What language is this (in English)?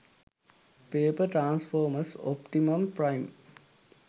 Sinhala